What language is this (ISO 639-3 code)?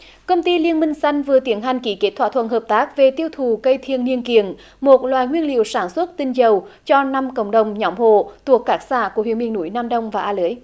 vie